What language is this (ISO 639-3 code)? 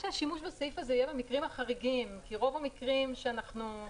heb